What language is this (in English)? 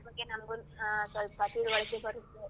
Kannada